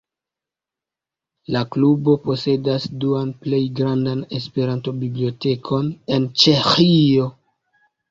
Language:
Esperanto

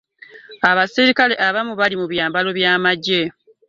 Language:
Ganda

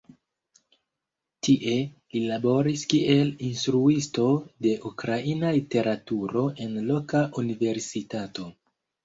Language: Esperanto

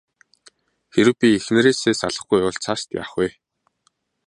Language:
Mongolian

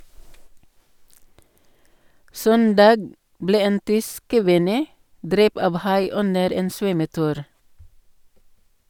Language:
Norwegian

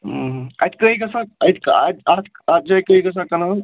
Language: Kashmiri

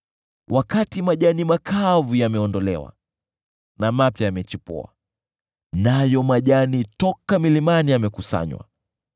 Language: Swahili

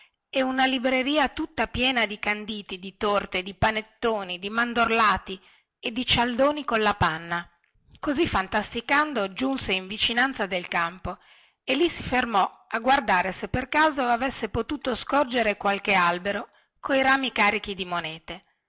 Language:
Italian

